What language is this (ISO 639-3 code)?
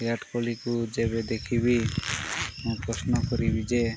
ori